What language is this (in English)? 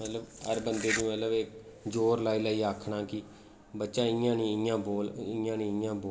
Dogri